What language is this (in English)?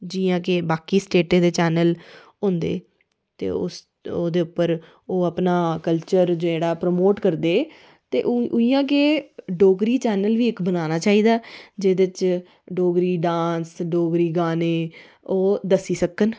Dogri